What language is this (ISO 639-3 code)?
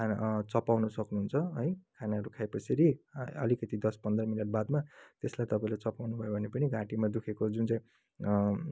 nep